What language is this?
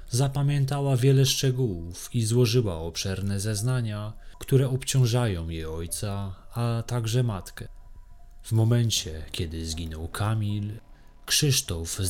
Polish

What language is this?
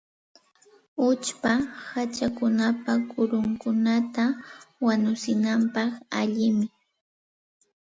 Santa Ana de Tusi Pasco Quechua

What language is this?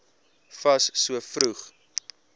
Afrikaans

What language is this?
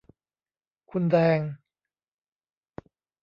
Thai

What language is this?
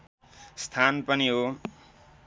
Nepali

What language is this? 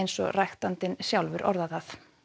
Icelandic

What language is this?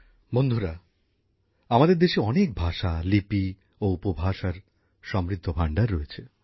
Bangla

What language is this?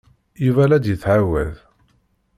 Kabyle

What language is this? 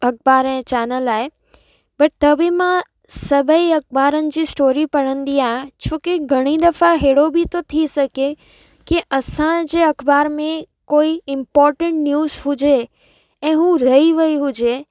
Sindhi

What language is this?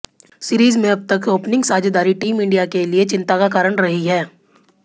Hindi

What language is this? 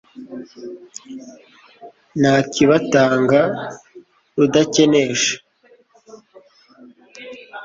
Kinyarwanda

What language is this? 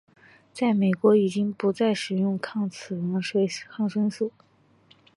Chinese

